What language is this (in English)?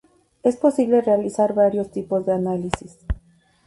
Spanish